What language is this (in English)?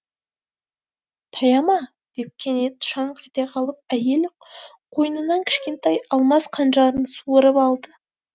Kazakh